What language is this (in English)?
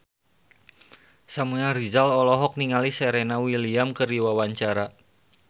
Sundanese